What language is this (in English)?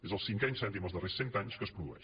Catalan